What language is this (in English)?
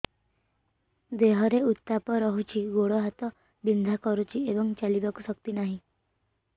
Odia